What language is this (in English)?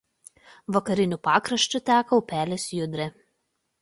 Lithuanian